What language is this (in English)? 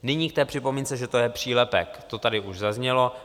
Czech